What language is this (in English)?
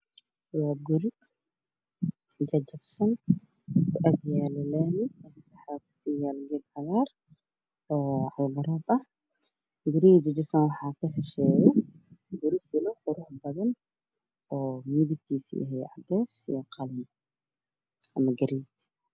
Somali